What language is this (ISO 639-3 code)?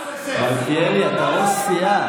heb